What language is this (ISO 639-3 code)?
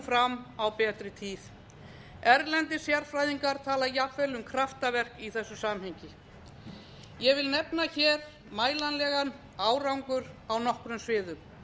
isl